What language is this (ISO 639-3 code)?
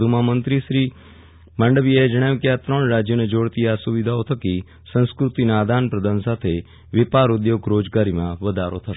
guj